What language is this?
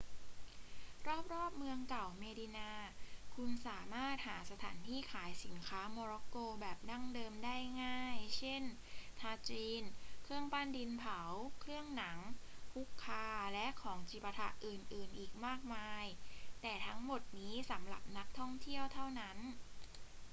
Thai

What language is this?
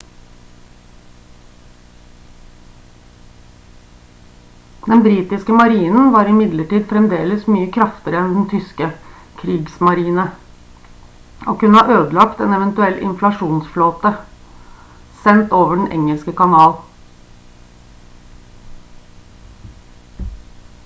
Norwegian Bokmål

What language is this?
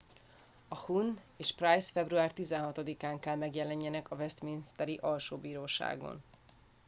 Hungarian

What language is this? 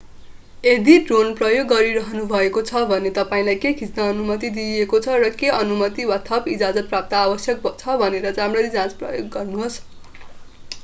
Nepali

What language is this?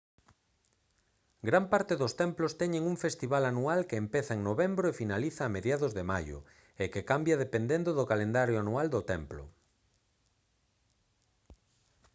Galician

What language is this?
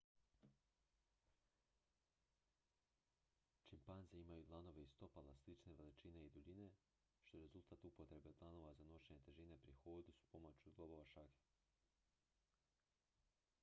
Croatian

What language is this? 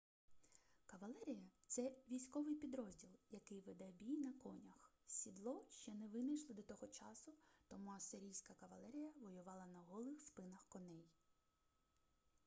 Ukrainian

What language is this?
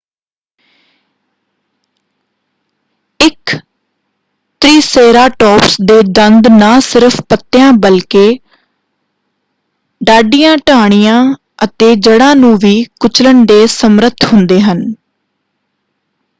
Punjabi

